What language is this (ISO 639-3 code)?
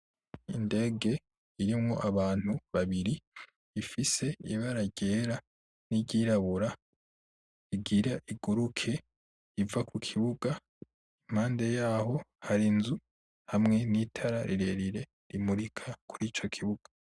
run